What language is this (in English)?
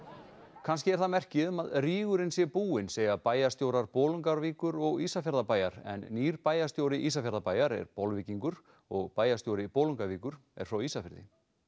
Icelandic